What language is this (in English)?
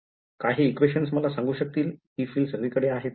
Marathi